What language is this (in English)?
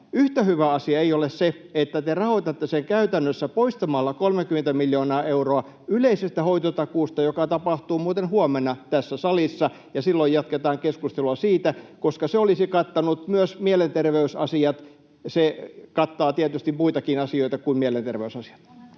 Finnish